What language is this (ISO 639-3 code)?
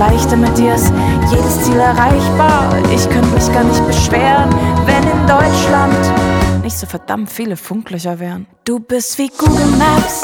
ukr